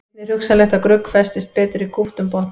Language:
Icelandic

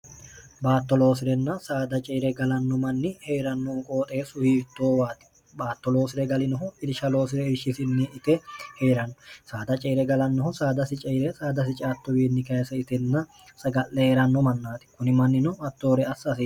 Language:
Sidamo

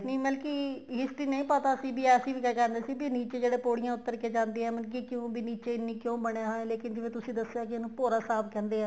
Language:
Punjabi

